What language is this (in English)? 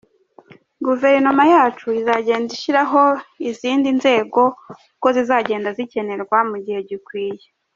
Kinyarwanda